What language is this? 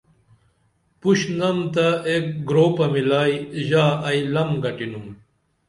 Dameli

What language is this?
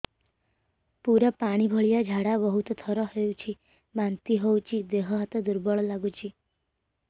Odia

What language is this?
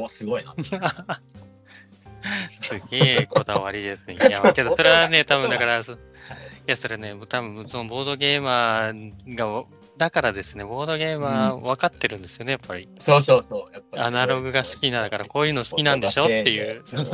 Japanese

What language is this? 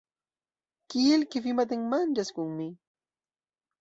Esperanto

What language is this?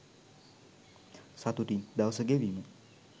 Sinhala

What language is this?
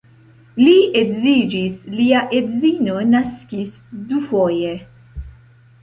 Esperanto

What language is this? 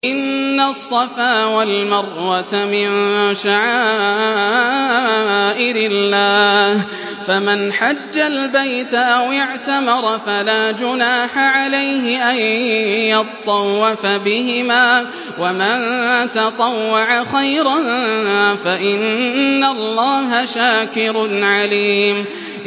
Arabic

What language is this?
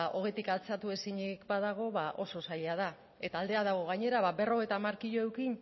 Basque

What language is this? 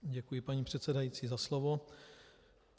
Czech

